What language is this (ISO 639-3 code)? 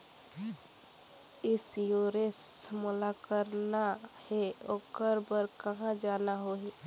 hne